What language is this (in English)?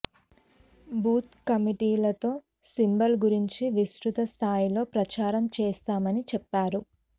Telugu